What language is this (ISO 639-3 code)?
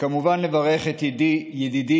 heb